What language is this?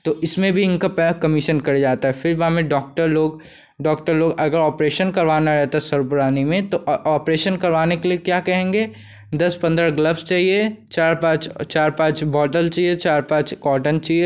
Hindi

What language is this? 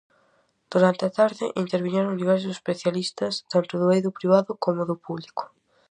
Galician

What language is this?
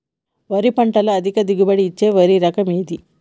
Telugu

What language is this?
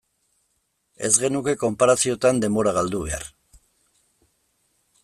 Basque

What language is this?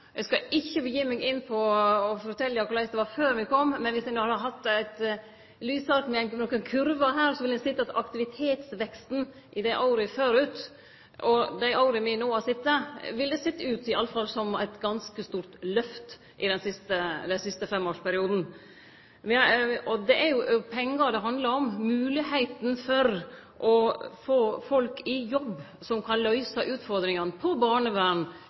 Norwegian Nynorsk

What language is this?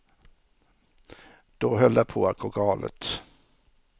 Swedish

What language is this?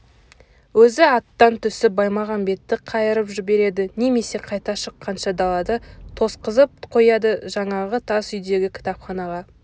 Kazakh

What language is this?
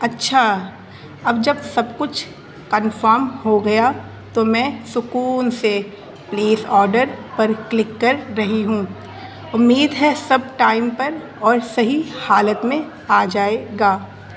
Urdu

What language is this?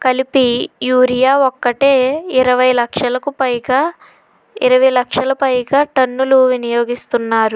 Telugu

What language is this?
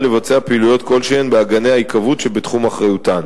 Hebrew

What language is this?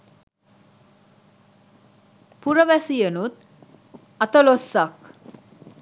Sinhala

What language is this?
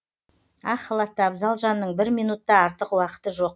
Kazakh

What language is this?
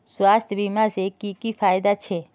Magahi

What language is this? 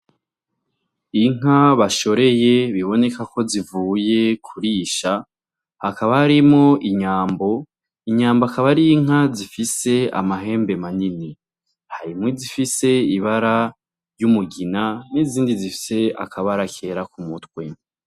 Rundi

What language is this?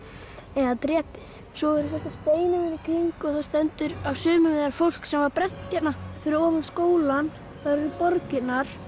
Icelandic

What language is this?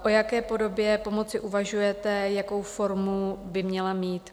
Czech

